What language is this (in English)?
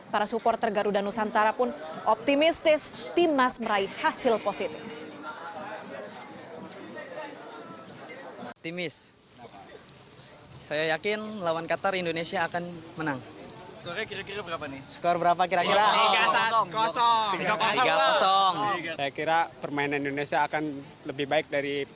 Indonesian